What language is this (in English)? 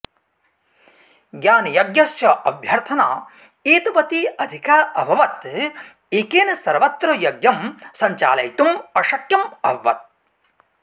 Sanskrit